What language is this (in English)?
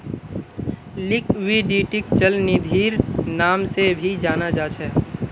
Magahi